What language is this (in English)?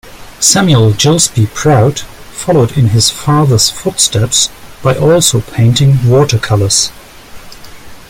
English